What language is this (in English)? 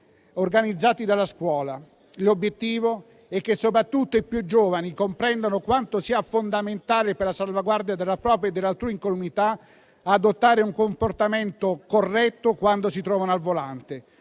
Italian